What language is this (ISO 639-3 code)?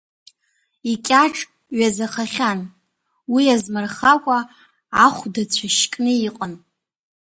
abk